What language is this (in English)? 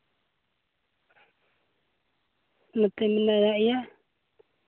Santali